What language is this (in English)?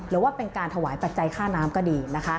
Thai